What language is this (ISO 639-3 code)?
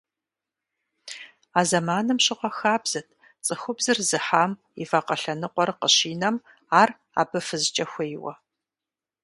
kbd